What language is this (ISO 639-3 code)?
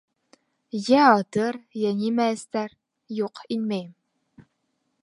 bak